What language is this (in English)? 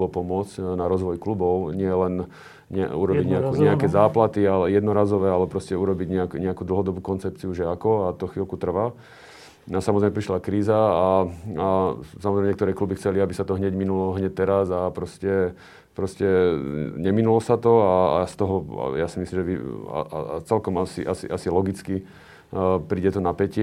Slovak